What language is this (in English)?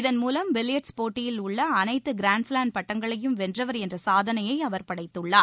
Tamil